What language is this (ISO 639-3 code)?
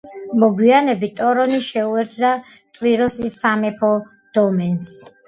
kat